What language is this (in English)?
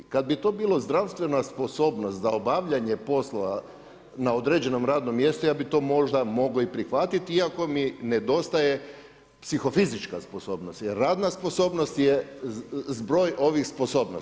Croatian